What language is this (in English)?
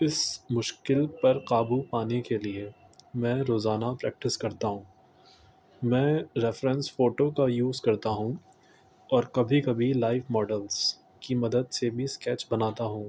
Urdu